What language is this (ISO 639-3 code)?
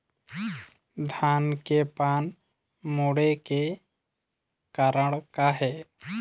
hne